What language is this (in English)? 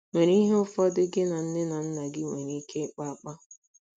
Igbo